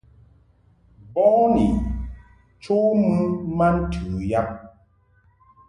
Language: Mungaka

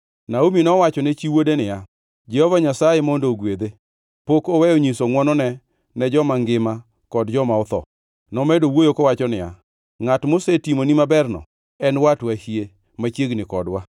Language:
Luo (Kenya and Tanzania)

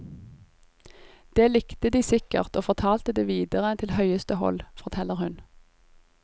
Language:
Norwegian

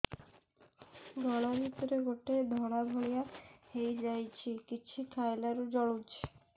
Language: Odia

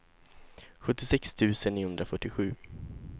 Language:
Swedish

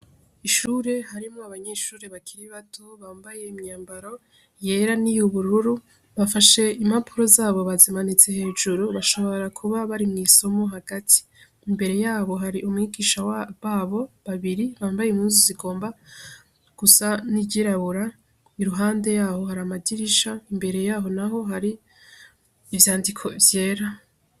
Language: Rundi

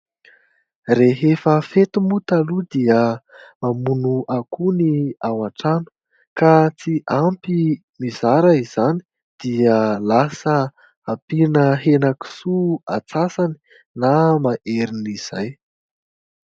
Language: Malagasy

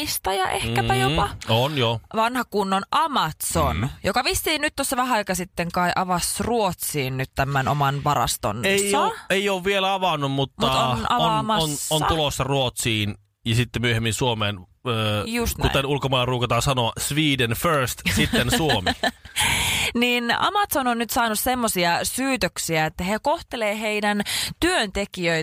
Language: Finnish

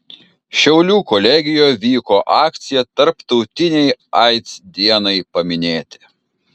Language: Lithuanian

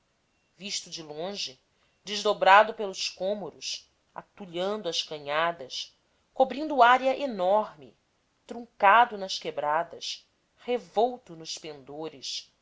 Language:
Portuguese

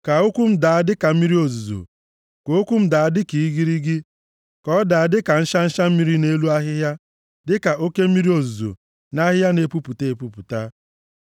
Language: Igbo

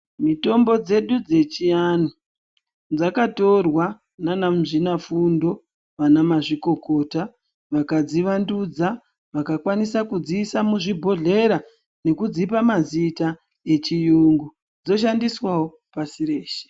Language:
Ndau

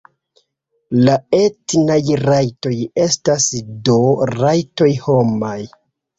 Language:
Esperanto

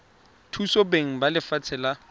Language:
Tswana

